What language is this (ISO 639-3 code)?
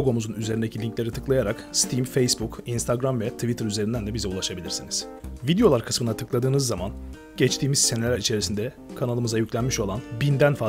tur